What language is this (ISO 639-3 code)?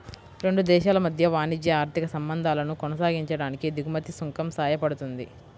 tel